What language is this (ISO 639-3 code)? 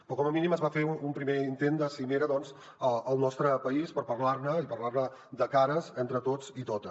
cat